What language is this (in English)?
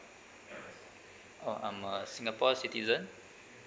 English